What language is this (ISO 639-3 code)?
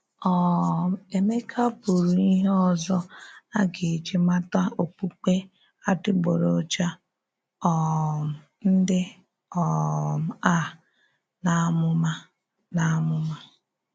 ibo